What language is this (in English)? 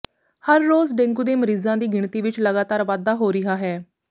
Punjabi